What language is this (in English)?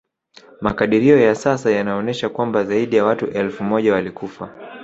Swahili